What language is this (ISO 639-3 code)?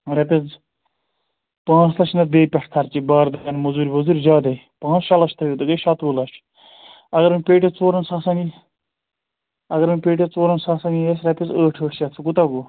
kas